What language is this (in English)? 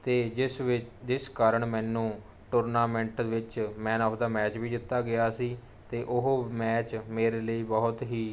Punjabi